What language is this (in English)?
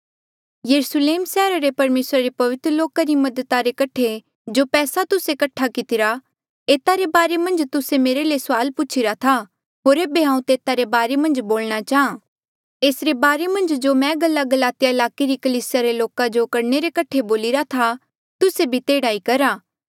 Mandeali